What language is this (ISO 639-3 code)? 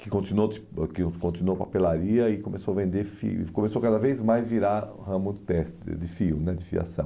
por